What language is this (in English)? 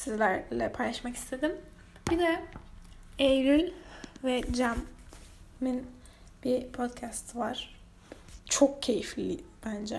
Turkish